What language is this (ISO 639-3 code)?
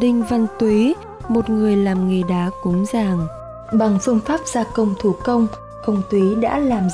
vie